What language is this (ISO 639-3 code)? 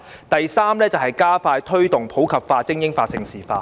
yue